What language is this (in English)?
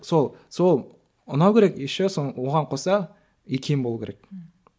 Kazakh